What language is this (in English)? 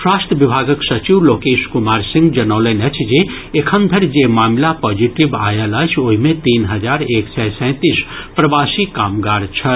Maithili